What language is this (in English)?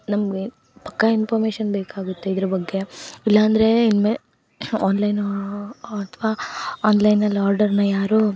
Kannada